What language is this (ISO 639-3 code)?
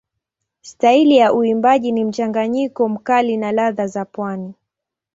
swa